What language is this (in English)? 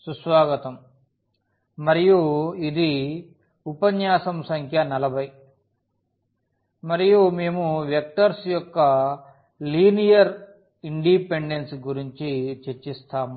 Telugu